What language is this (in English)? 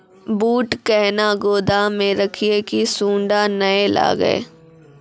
Maithili